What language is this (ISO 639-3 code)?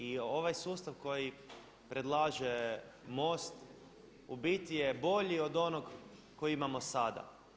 hrv